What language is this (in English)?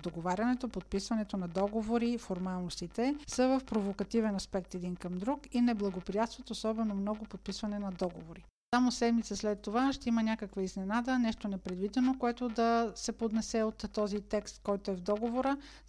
Bulgarian